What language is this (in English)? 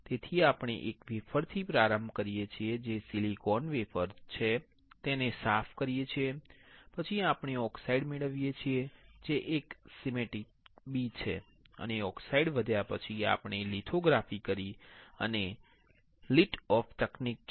Gujarati